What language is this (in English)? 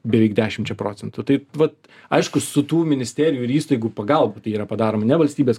Lithuanian